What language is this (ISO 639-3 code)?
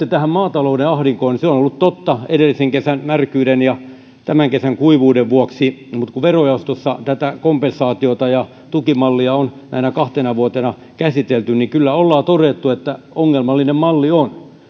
fin